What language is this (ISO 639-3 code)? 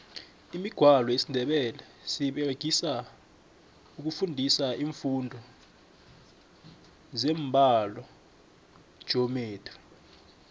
nbl